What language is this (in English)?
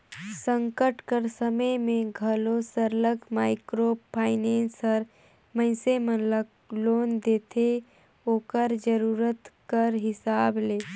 Chhattisgarhi